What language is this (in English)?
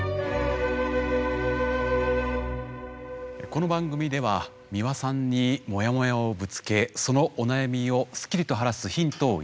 Japanese